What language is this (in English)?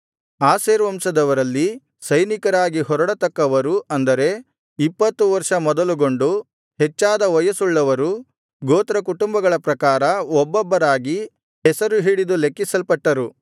Kannada